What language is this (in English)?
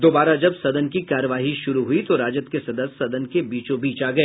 Hindi